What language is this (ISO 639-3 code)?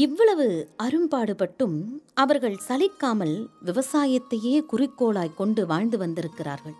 tam